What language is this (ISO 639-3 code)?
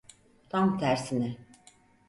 tur